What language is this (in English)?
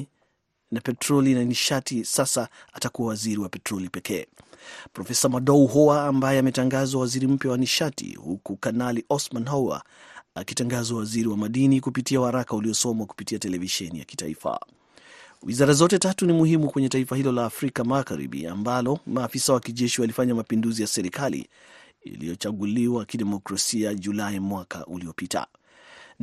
Swahili